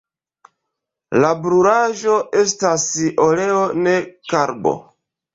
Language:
Esperanto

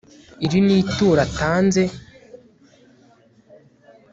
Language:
Kinyarwanda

